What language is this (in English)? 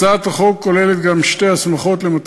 Hebrew